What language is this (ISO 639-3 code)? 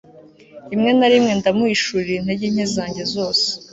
kin